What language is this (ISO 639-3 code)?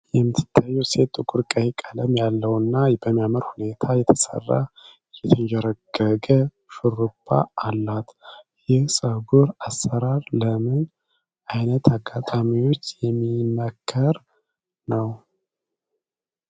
amh